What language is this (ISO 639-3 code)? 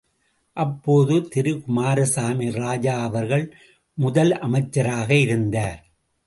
tam